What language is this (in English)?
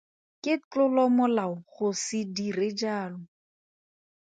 Tswana